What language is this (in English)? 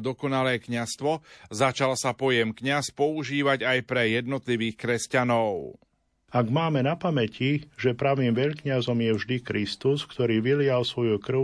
Slovak